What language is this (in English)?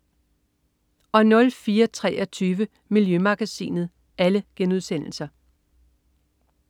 Danish